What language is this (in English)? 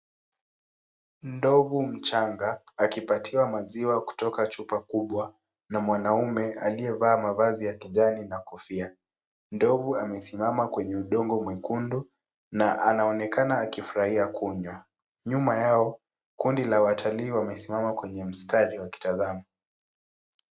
Swahili